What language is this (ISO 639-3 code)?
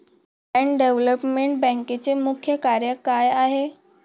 mar